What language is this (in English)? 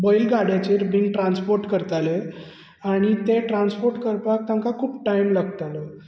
Konkani